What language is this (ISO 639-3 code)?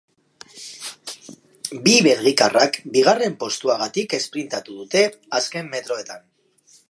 eus